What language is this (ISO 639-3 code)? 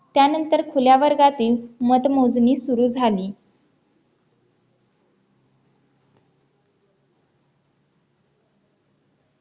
mar